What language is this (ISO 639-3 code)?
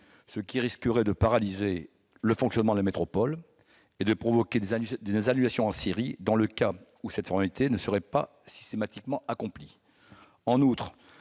fra